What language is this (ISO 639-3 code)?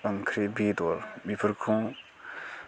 brx